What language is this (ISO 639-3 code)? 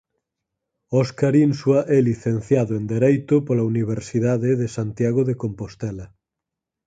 glg